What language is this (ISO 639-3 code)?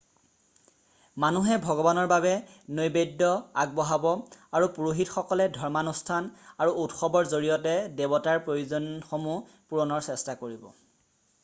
asm